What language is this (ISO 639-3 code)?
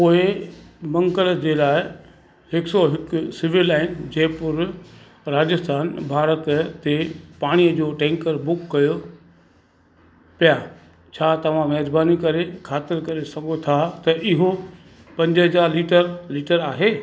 snd